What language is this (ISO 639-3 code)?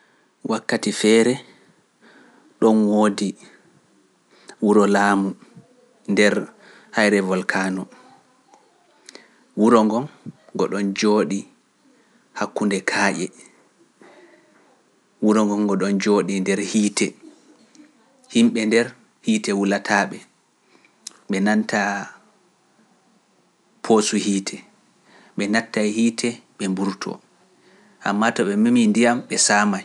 fuf